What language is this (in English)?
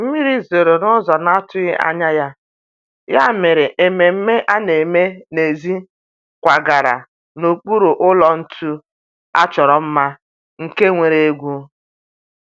Igbo